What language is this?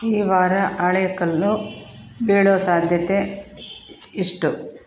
Kannada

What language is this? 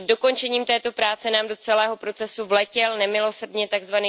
Czech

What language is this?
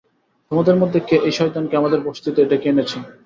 Bangla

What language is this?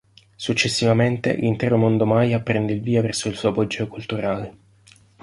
Italian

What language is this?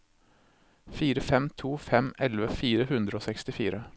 Norwegian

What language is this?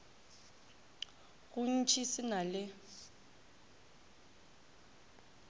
Northern Sotho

